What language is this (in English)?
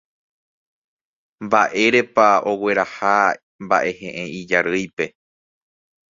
Guarani